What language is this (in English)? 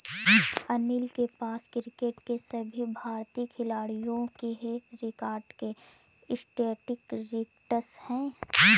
Hindi